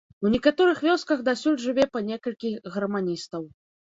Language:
Belarusian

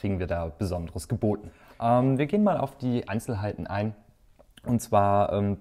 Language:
German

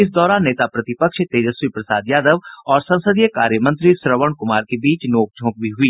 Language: Hindi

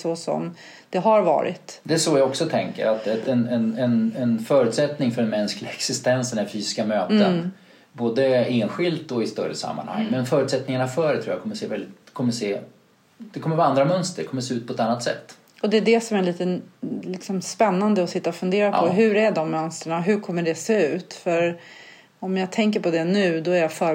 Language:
Swedish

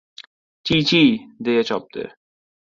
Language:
Uzbek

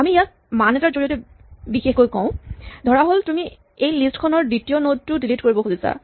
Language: Assamese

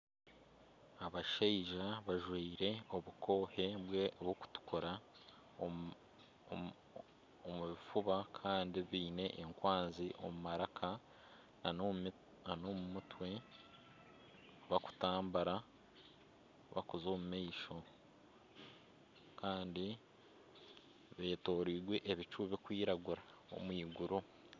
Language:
Nyankole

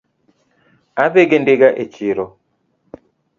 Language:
Luo (Kenya and Tanzania)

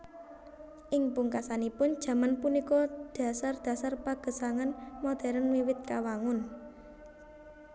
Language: Javanese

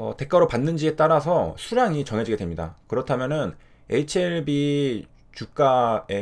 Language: Korean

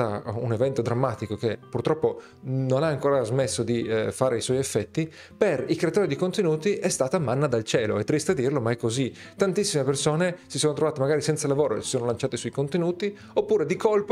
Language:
Italian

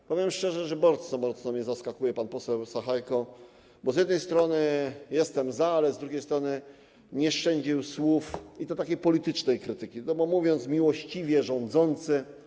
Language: Polish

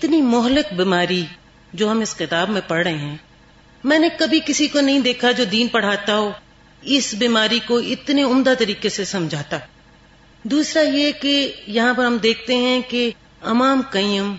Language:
Urdu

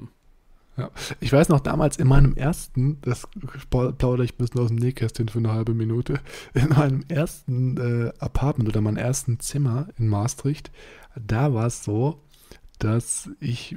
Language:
German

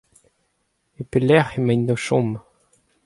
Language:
Breton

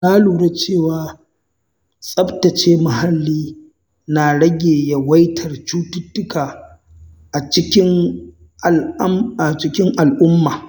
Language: Hausa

